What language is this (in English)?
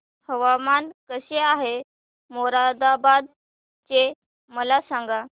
Marathi